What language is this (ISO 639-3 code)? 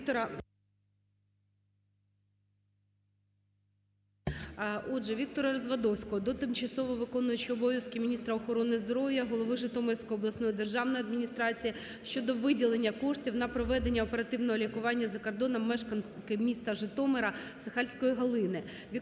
ukr